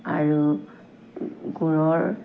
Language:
Assamese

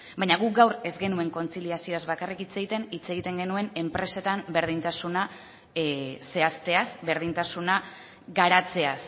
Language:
Basque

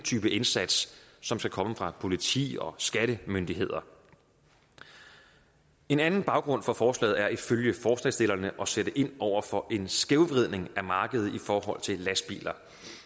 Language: Danish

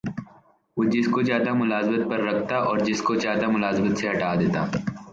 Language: Urdu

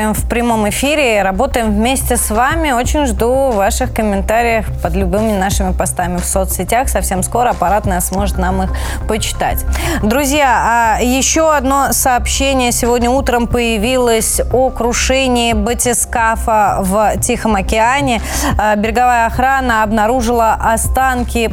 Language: Russian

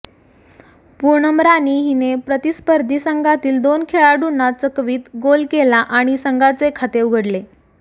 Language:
Marathi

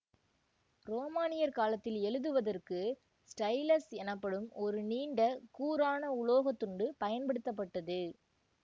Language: Tamil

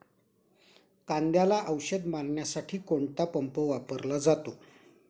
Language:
Marathi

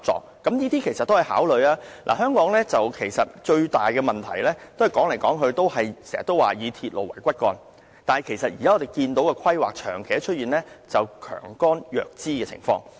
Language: Cantonese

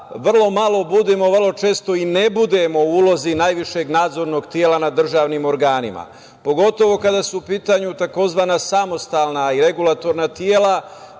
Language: Serbian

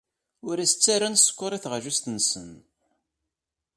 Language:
Kabyle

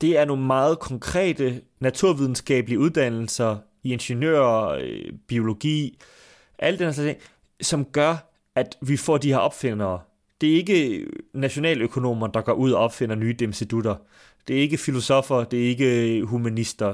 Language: Danish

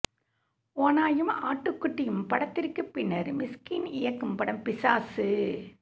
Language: Tamil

